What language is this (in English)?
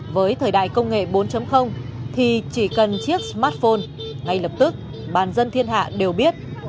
Vietnamese